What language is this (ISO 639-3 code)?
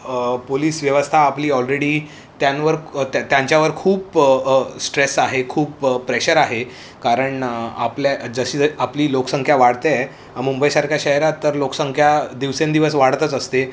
mar